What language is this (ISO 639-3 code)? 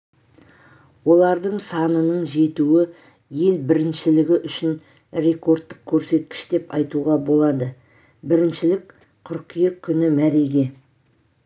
kaz